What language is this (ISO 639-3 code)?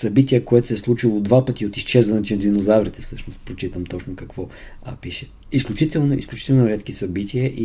bul